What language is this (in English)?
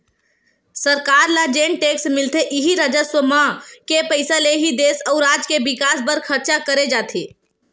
Chhattisgarhi